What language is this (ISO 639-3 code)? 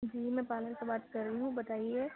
urd